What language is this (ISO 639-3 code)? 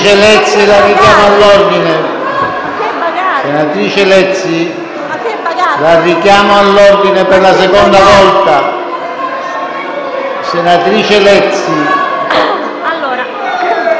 ita